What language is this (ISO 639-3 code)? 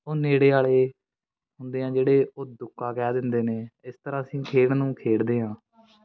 pan